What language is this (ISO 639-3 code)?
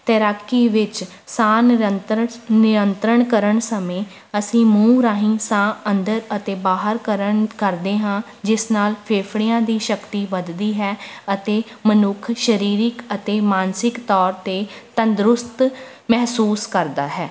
pan